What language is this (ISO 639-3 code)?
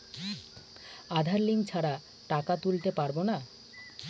ben